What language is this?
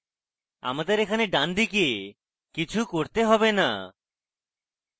Bangla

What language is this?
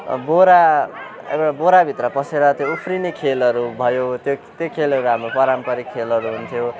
Nepali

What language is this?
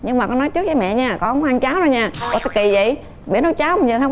Vietnamese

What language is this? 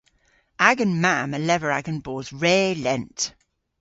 Cornish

